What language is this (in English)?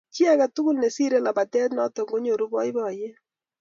Kalenjin